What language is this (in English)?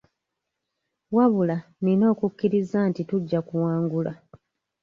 Ganda